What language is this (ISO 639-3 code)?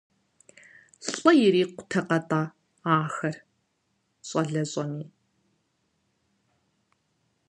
kbd